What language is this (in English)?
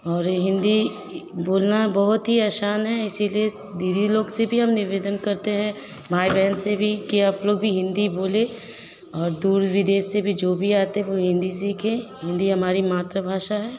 Hindi